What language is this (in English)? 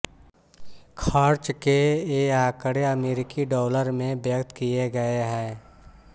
Hindi